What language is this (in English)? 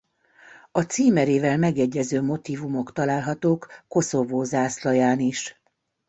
Hungarian